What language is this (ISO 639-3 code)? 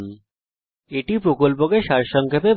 ben